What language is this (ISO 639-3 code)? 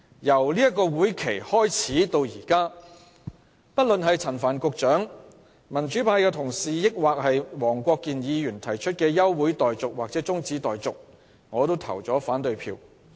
yue